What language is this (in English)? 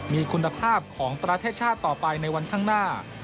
Thai